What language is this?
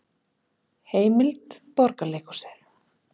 Icelandic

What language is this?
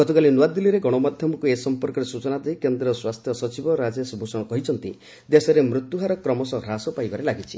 Odia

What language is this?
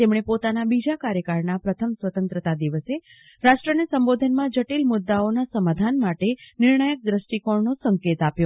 Gujarati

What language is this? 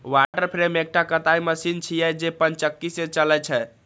Maithili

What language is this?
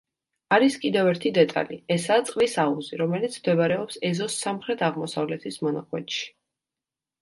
Georgian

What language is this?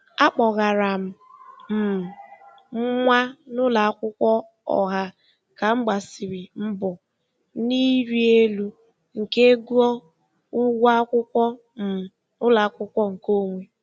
Igbo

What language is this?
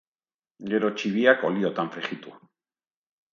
Basque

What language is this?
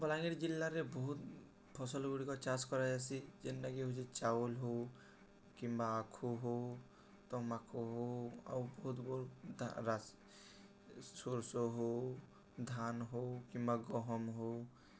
Odia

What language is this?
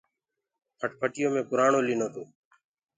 Gurgula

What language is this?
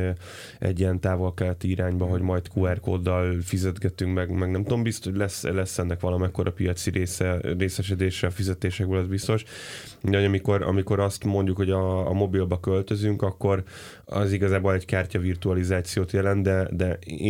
Hungarian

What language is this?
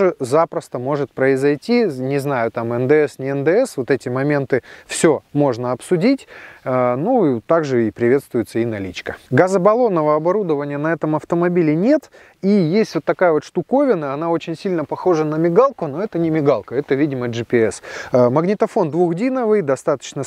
Russian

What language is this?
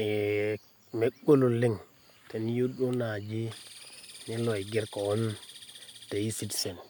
Masai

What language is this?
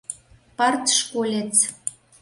Mari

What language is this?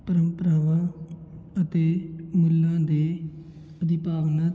Punjabi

